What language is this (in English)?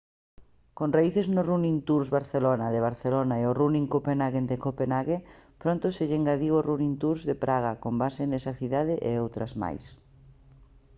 Galician